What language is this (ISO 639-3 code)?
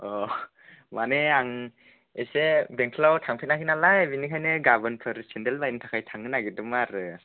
brx